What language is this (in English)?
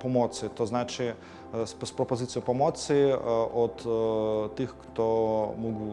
Polish